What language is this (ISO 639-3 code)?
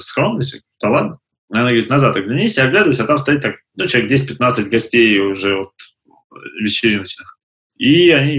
rus